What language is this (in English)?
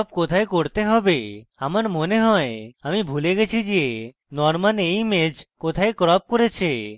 Bangla